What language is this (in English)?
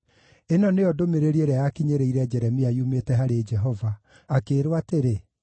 Kikuyu